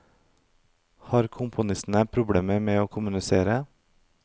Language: Norwegian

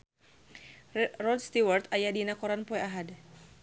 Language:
Sundanese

